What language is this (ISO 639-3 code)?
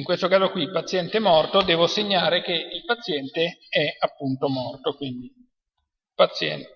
ita